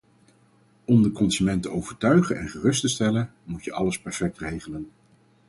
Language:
Dutch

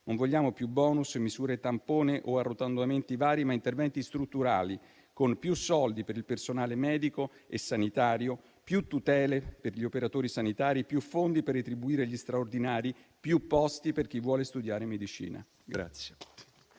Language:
Italian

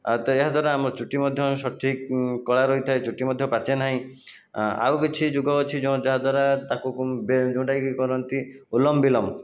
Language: Odia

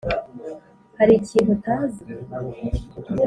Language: Kinyarwanda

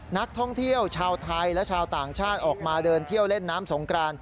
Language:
Thai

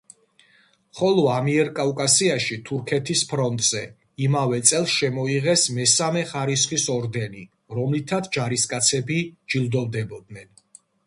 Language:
Georgian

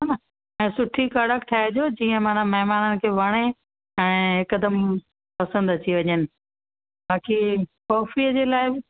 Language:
Sindhi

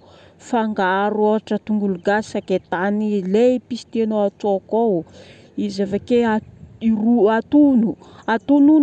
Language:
Northern Betsimisaraka Malagasy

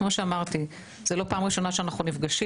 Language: Hebrew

